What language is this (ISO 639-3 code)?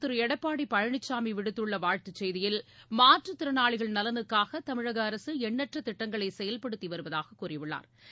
tam